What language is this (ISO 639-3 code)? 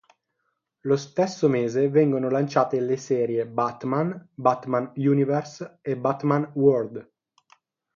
ita